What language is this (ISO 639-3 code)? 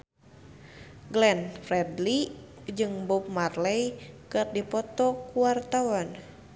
sun